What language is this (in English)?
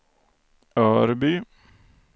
Swedish